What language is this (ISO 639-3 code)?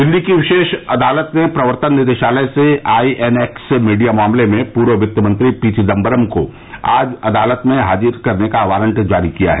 hin